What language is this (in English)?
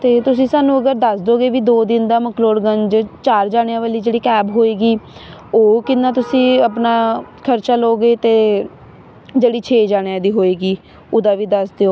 Punjabi